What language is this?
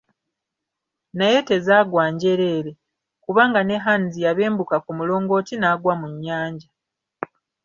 Ganda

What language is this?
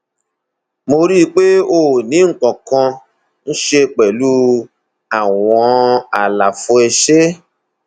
Yoruba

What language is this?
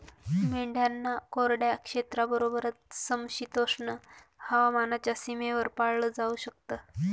Marathi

